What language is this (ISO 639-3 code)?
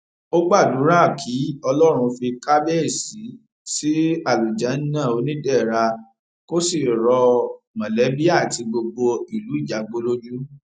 yor